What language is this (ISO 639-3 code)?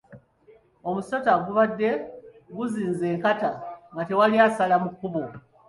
lug